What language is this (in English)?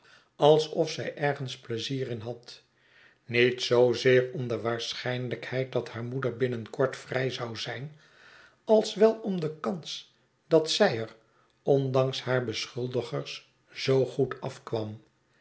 Dutch